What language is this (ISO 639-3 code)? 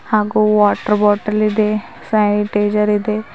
kan